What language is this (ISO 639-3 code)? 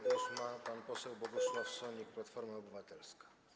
pol